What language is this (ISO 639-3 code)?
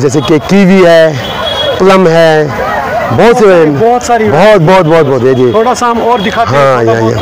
hin